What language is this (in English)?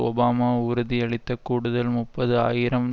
Tamil